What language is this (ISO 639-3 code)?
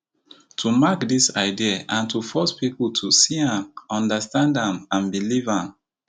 pcm